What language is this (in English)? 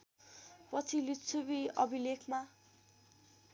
Nepali